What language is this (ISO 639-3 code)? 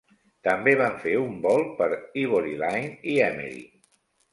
cat